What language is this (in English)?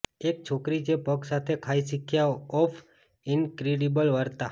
Gujarati